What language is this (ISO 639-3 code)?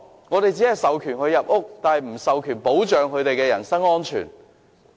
yue